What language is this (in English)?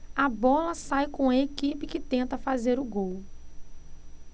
Portuguese